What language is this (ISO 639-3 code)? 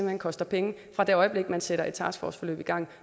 dan